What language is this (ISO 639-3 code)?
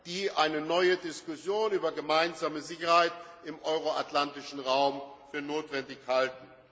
deu